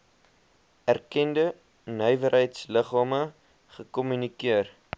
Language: Afrikaans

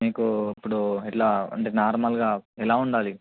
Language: Telugu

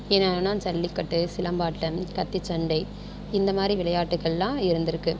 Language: Tamil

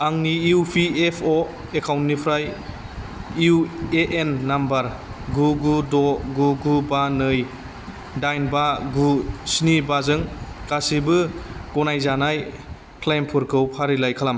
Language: Bodo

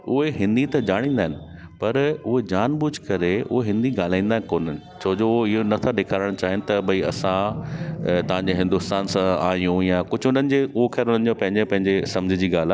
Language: Sindhi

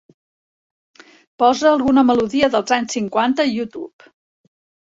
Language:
Catalan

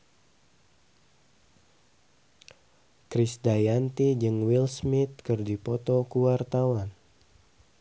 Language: Sundanese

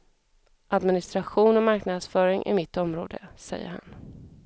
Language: Swedish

